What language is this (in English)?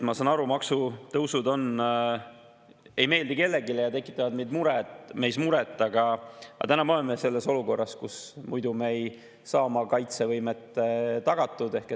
Estonian